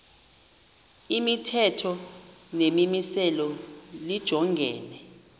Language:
Xhosa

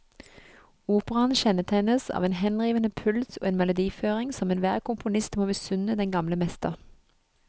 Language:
Norwegian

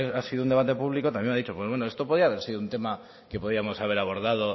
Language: Spanish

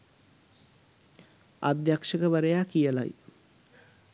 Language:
Sinhala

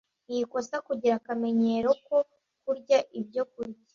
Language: Kinyarwanda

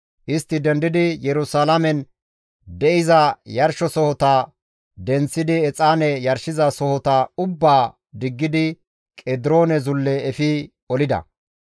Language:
Gamo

